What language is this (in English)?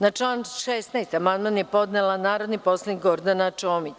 Serbian